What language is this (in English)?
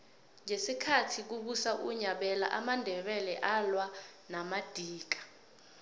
South Ndebele